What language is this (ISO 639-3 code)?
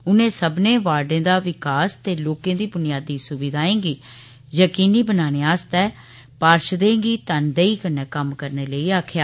doi